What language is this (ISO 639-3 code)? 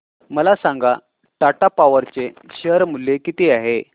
mar